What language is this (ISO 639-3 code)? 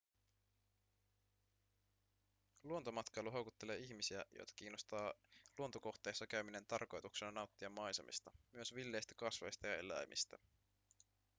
fin